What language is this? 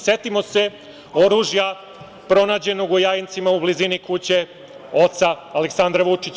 Serbian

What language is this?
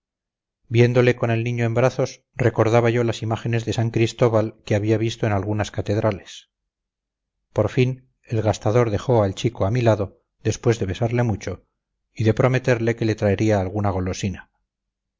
Spanish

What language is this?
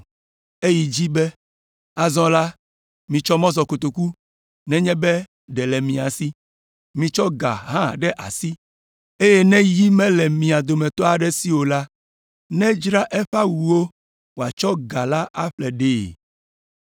Ewe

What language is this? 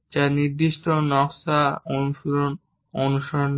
Bangla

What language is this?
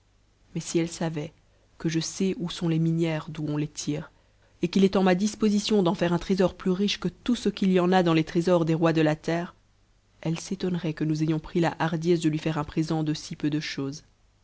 French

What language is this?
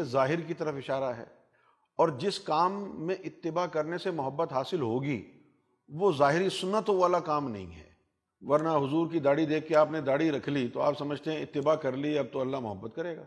Urdu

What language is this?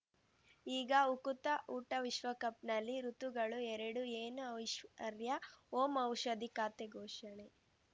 Kannada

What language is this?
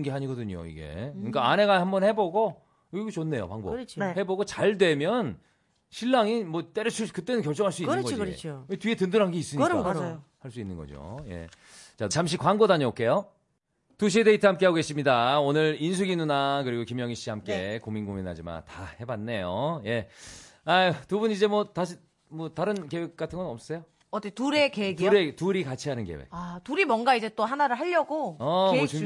Korean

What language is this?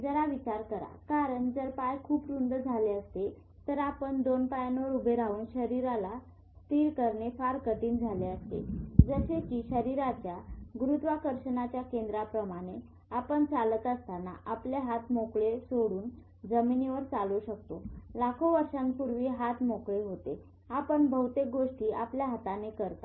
Marathi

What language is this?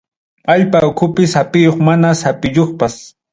Ayacucho Quechua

